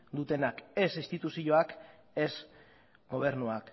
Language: Basque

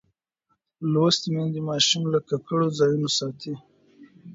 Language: Pashto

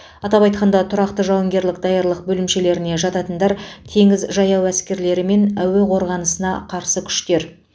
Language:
Kazakh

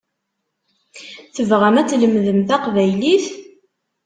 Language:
Kabyle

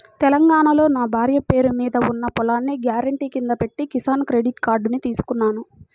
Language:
Telugu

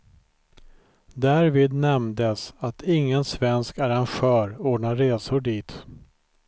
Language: Swedish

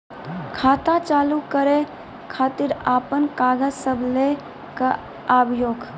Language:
Maithili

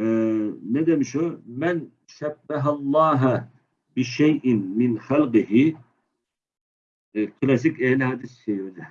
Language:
Turkish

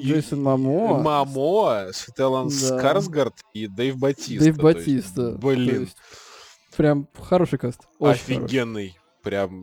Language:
Russian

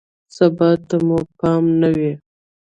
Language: Pashto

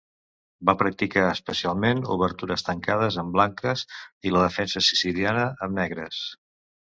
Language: Catalan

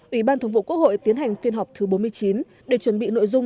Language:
Vietnamese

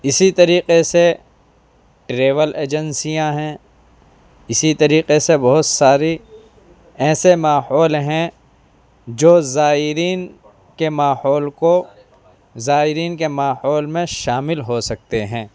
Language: Urdu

